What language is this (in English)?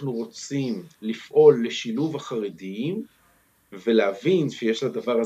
Hebrew